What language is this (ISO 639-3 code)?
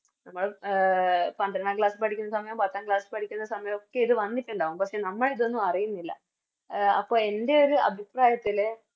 mal